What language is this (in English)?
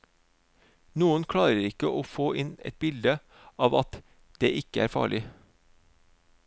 Norwegian